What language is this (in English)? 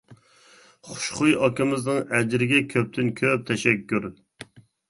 Uyghur